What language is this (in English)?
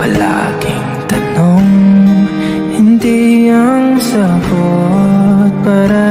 Filipino